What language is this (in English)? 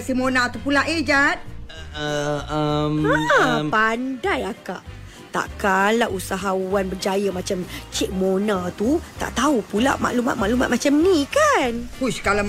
Malay